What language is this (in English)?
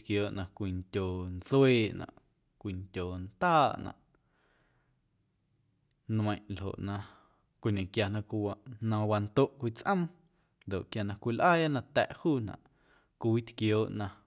Guerrero Amuzgo